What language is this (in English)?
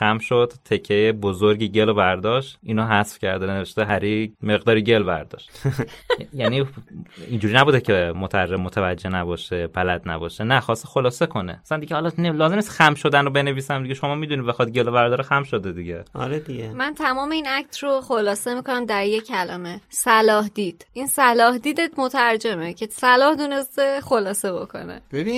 Persian